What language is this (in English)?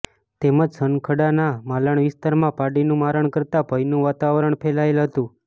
Gujarati